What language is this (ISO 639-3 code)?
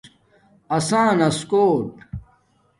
dmk